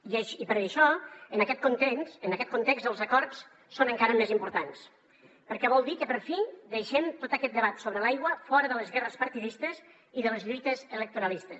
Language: Catalan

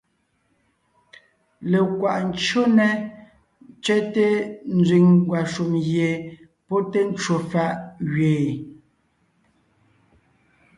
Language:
Ngiemboon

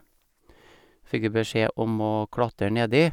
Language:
Norwegian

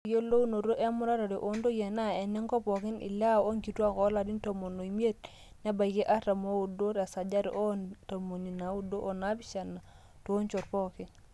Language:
Masai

